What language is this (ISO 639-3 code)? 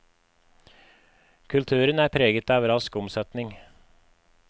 nor